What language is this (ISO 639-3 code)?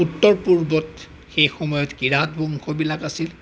asm